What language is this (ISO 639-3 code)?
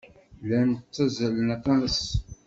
kab